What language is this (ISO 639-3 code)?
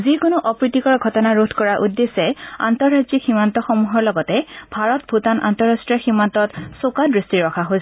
asm